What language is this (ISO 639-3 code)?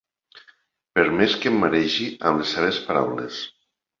cat